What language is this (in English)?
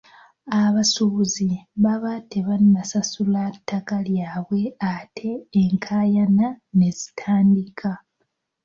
Ganda